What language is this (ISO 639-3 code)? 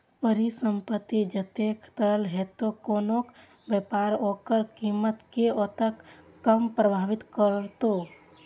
mai